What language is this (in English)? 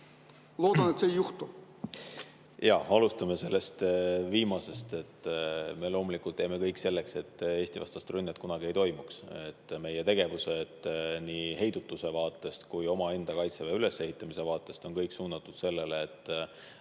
Estonian